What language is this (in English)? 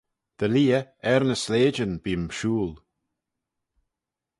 Manx